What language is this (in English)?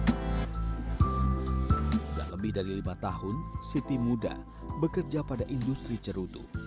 Indonesian